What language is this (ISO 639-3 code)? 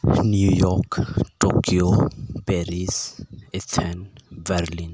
sat